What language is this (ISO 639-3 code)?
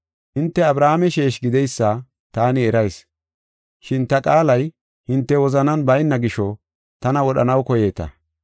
gof